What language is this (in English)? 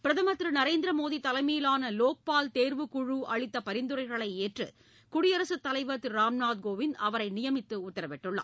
Tamil